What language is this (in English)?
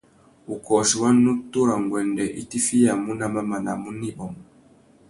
Tuki